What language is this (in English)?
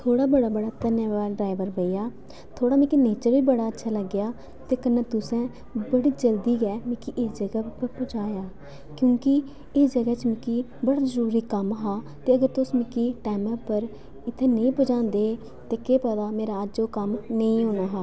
Dogri